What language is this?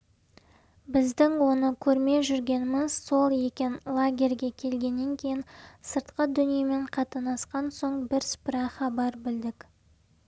Kazakh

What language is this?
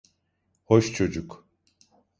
Turkish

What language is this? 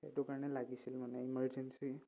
Assamese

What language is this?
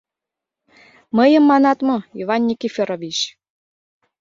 Mari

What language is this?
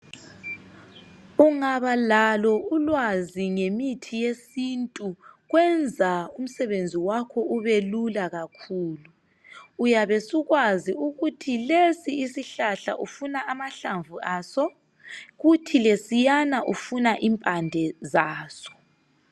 North Ndebele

